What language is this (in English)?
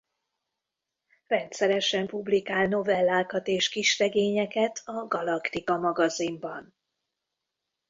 Hungarian